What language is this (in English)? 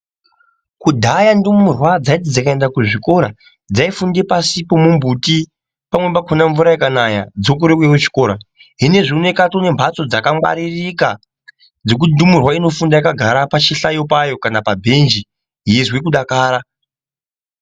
Ndau